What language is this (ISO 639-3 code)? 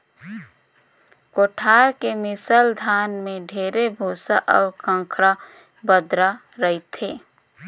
hne